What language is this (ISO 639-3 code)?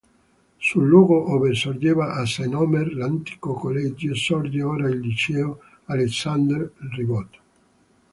ita